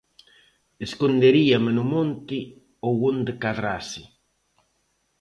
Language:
Galician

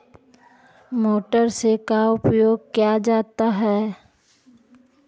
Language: Magahi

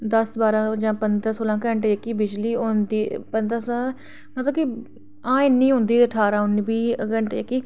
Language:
Dogri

